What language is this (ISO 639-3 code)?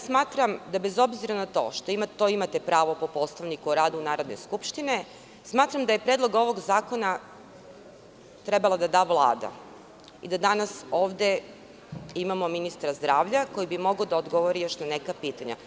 srp